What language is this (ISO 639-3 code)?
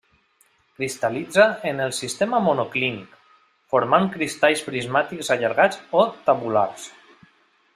cat